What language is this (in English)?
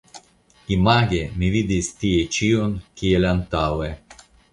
Esperanto